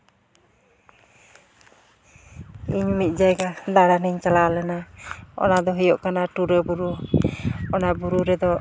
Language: Santali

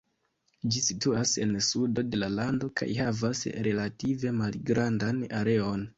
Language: Esperanto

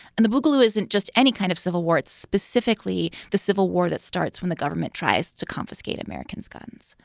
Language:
English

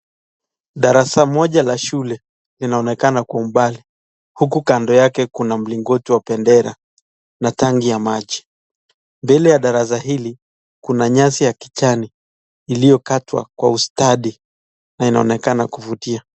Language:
Swahili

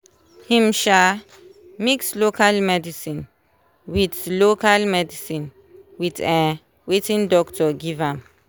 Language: Nigerian Pidgin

